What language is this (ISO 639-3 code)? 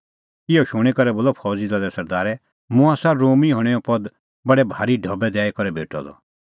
kfx